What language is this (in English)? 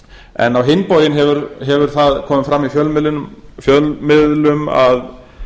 Icelandic